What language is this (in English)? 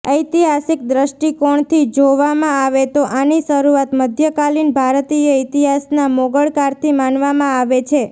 Gujarati